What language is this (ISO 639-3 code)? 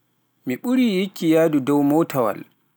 fuf